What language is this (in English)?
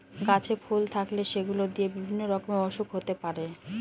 Bangla